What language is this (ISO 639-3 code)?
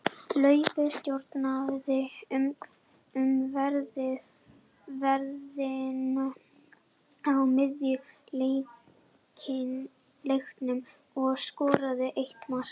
isl